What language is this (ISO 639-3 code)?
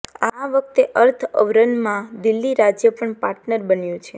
guj